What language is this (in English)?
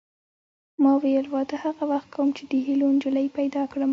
Pashto